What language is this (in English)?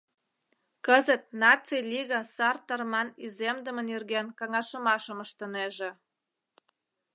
Mari